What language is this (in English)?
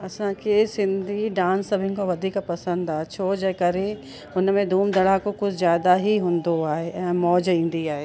Sindhi